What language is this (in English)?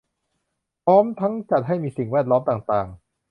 Thai